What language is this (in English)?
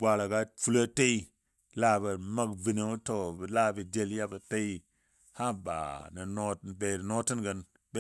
Dadiya